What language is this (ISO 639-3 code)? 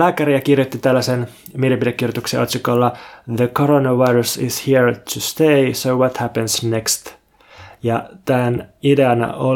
fin